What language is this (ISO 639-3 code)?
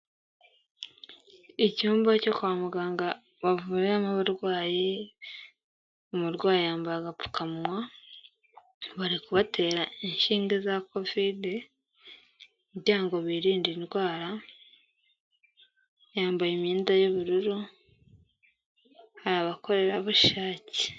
kin